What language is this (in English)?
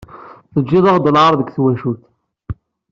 Kabyle